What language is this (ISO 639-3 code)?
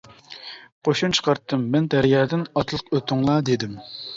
uig